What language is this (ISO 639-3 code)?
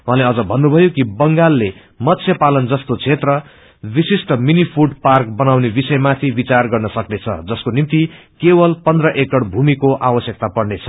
nep